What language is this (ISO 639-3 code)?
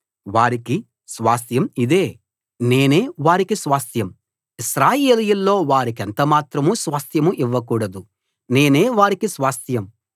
tel